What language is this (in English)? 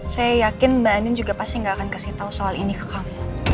Indonesian